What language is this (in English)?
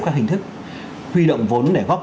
Vietnamese